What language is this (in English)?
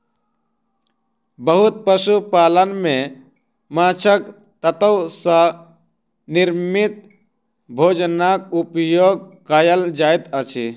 Maithili